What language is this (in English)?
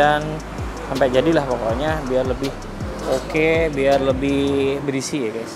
Indonesian